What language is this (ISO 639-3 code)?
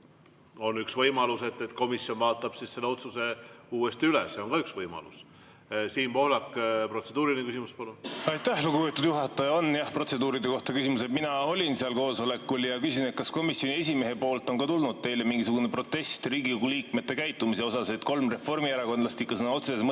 est